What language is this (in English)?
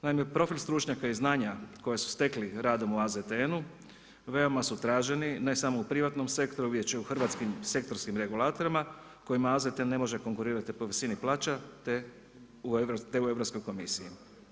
Croatian